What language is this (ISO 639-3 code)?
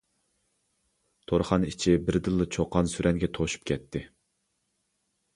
uig